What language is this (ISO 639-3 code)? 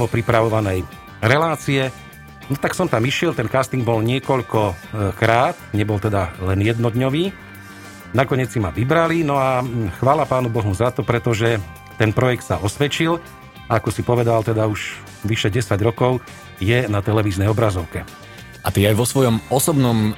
slk